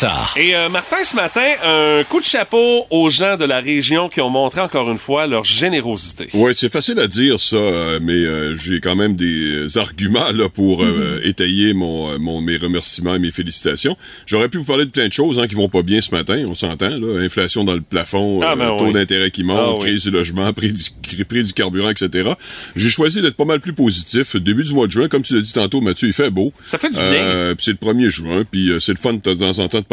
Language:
French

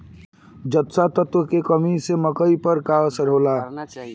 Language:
Bhojpuri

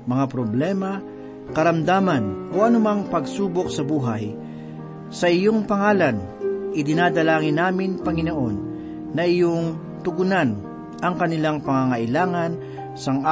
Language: Filipino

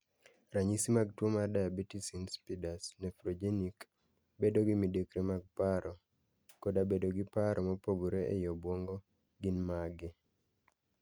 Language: Luo (Kenya and Tanzania)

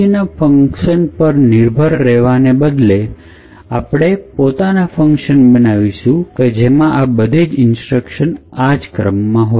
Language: Gujarati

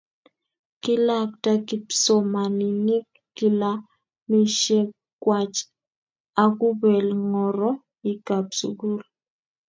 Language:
Kalenjin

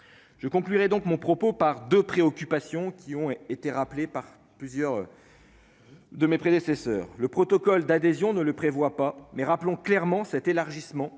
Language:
French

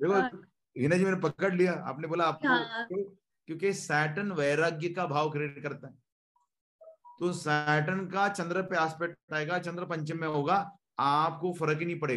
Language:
Hindi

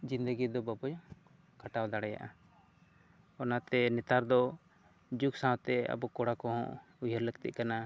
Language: Santali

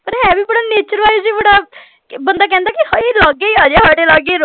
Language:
Punjabi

